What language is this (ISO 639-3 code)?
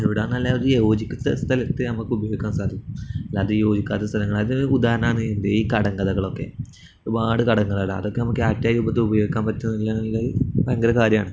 mal